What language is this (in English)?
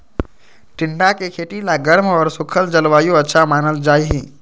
Magahi